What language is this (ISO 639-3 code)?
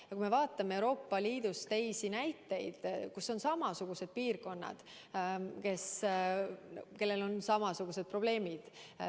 est